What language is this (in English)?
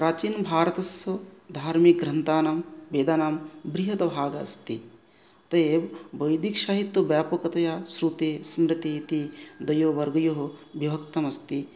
Sanskrit